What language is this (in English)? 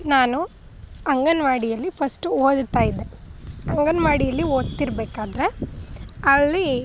Kannada